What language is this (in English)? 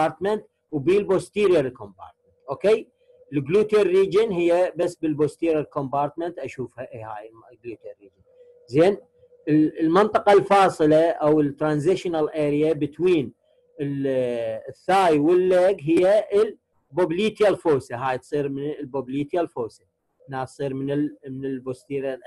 Arabic